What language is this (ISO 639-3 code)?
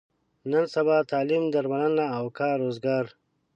pus